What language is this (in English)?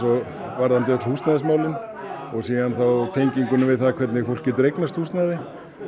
Icelandic